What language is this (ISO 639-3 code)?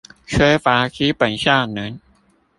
zho